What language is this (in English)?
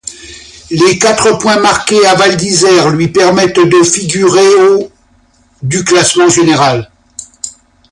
French